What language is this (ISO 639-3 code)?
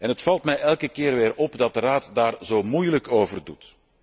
nld